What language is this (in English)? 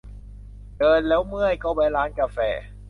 Thai